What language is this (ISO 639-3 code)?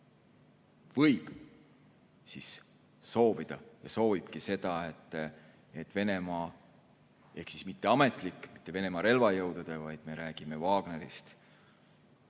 est